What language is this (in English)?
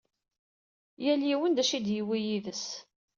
Kabyle